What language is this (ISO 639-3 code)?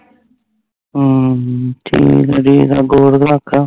pan